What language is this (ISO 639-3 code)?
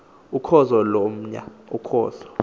xho